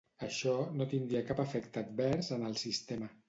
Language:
Catalan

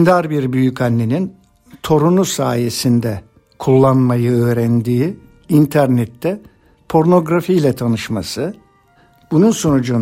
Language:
Turkish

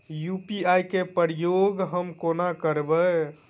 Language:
Maithili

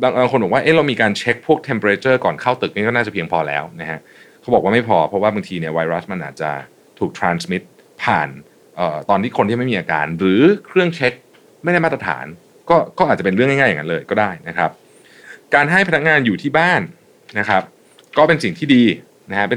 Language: Thai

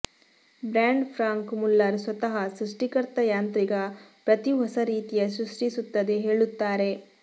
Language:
Kannada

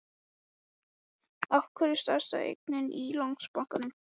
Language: Icelandic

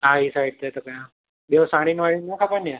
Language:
Sindhi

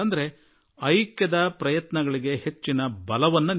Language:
Kannada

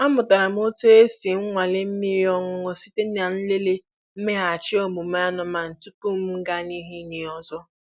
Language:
Igbo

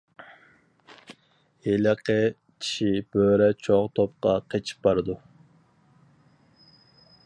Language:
Uyghur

